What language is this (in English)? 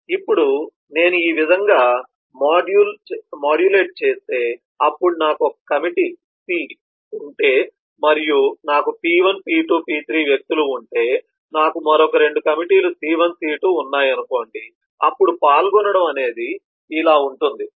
Telugu